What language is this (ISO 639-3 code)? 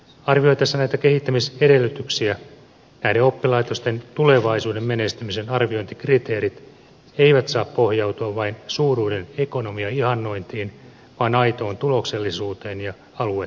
fin